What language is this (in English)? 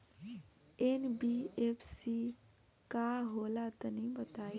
Bhojpuri